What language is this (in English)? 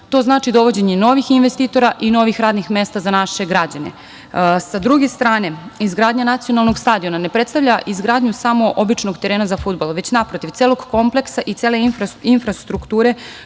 Serbian